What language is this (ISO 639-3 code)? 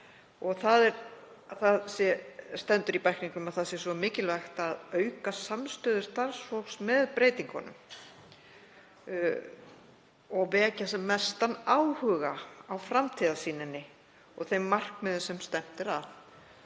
isl